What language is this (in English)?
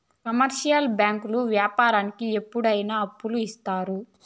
Telugu